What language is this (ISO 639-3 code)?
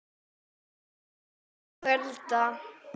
isl